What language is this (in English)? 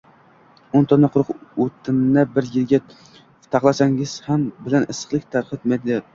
Uzbek